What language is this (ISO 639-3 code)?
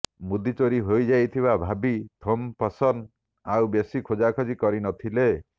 ori